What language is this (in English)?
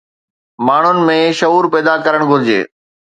Sindhi